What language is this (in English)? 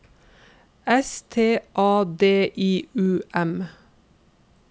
Norwegian